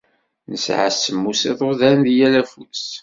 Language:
Kabyle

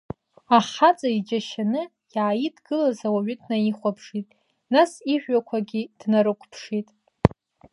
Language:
Abkhazian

